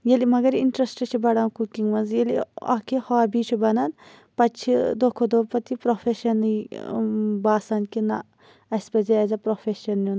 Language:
Kashmiri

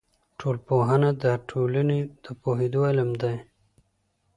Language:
Pashto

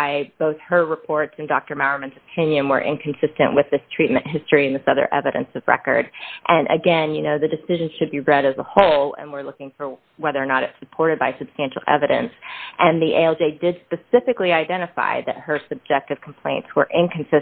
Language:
English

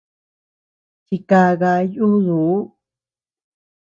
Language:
Tepeuxila Cuicatec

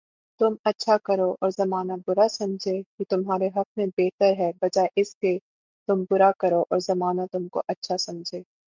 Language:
Urdu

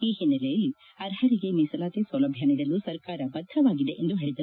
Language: Kannada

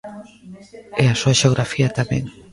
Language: Galician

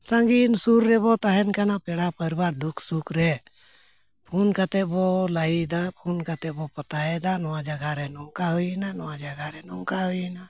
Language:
Santali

